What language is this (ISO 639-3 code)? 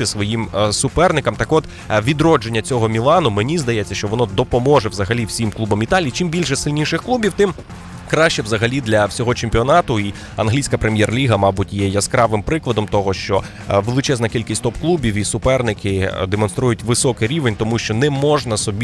ukr